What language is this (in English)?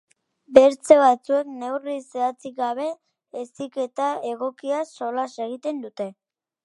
Basque